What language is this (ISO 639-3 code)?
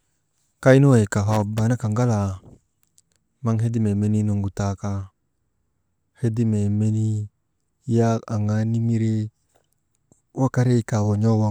mde